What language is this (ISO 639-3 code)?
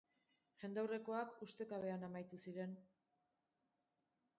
eus